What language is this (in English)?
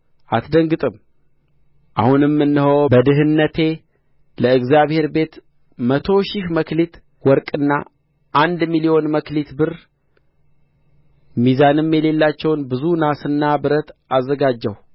Amharic